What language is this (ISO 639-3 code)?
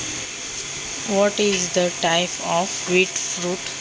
mar